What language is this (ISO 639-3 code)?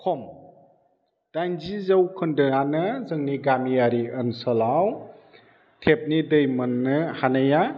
brx